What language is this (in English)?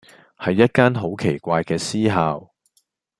Cantonese